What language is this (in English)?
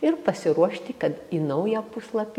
Lithuanian